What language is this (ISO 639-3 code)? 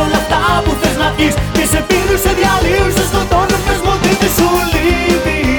ell